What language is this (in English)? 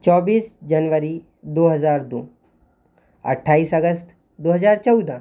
Hindi